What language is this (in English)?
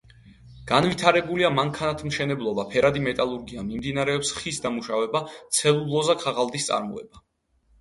Georgian